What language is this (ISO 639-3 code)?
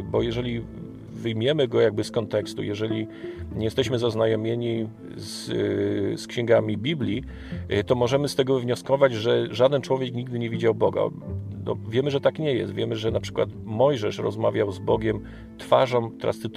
pol